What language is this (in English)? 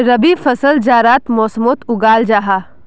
Magahi